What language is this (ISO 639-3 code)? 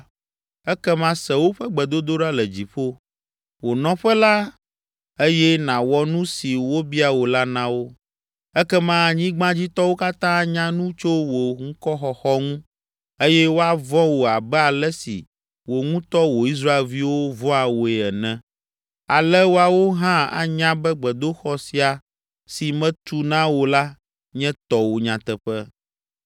ewe